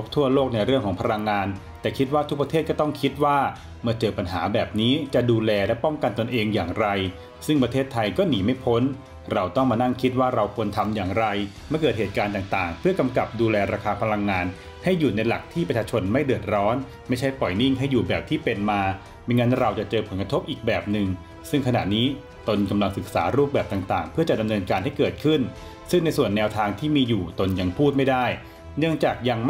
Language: Thai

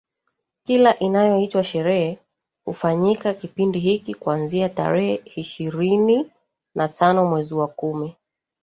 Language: Swahili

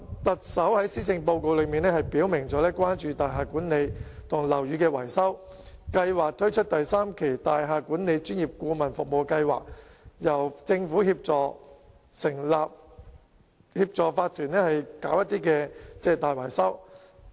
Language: Cantonese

